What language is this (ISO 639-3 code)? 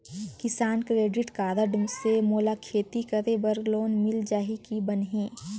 hne